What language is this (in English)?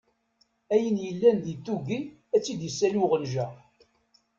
Kabyle